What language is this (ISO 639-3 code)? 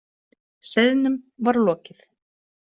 isl